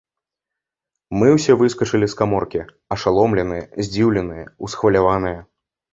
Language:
Belarusian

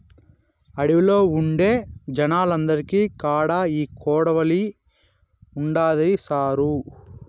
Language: Telugu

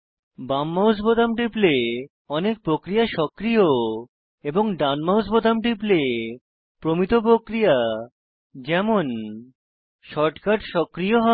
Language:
Bangla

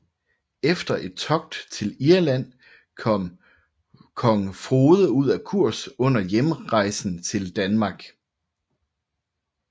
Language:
Danish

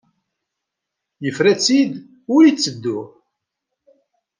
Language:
Kabyle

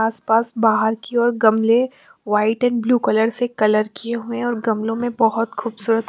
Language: Hindi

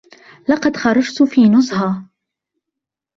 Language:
Arabic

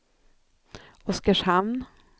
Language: Swedish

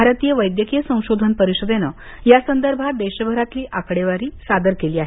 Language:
Marathi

